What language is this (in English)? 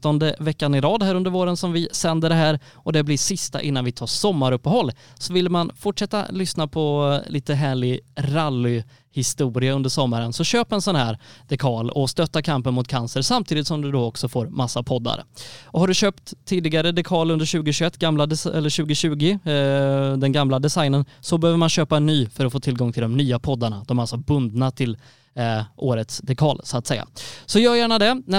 Swedish